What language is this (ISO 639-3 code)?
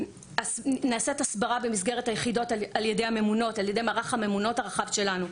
heb